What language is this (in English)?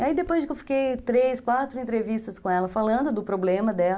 Portuguese